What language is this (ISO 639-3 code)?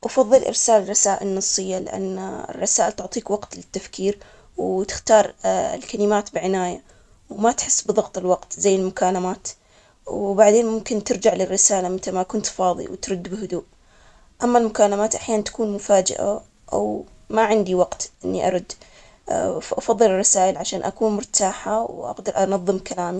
acx